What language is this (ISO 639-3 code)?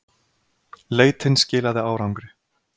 isl